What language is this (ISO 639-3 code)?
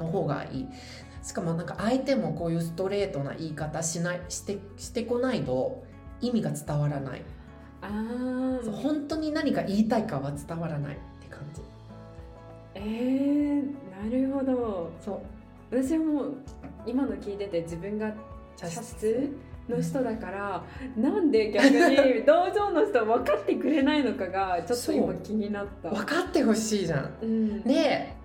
jpn